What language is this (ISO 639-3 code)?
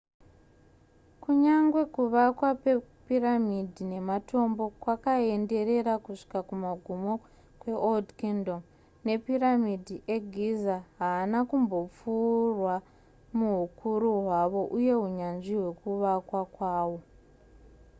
sna